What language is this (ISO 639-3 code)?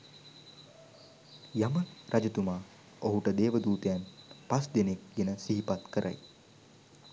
sin